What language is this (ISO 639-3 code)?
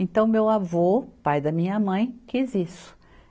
por